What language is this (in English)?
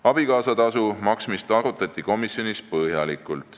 Estonian